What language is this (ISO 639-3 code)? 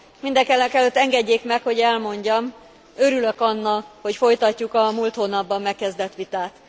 hun